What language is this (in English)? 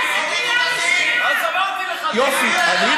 Hebrew